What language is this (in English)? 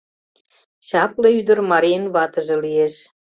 Mari